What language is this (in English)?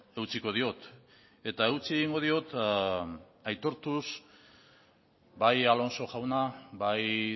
Basque